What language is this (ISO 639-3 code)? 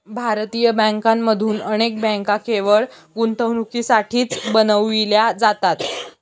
mar